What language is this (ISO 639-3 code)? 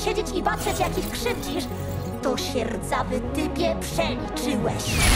pol